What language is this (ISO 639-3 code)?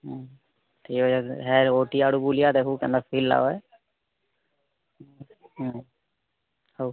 ori